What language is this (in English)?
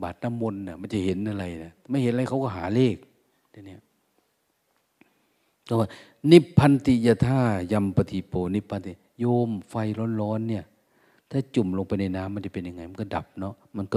Thai